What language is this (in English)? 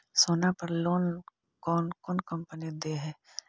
Magahi